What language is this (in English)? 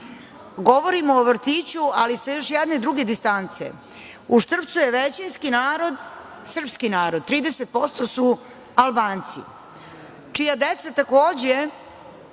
Serbian